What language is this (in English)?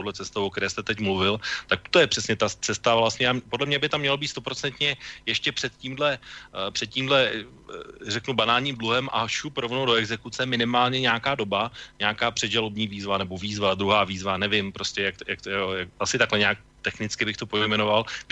Czech